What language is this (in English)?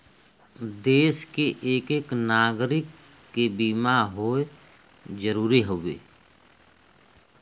Bhojpuri